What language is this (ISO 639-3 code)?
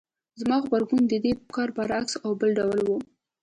pus